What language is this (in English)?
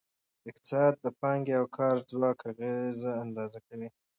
Pashto